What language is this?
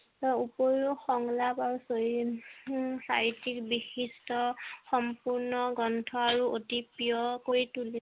Assamese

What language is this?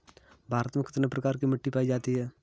Hindi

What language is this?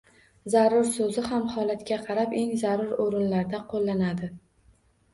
Uzbek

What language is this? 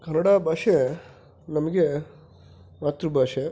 Kannada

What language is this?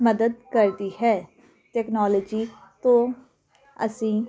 Punjabi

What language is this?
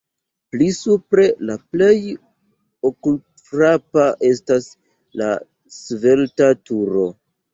Esperanto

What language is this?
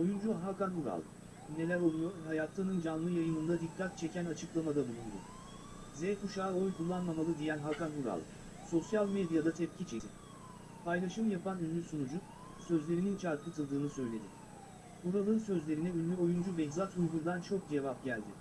Turkish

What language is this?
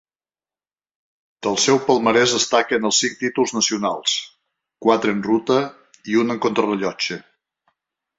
Catalan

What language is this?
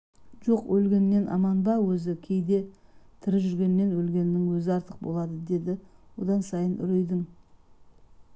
Kazakh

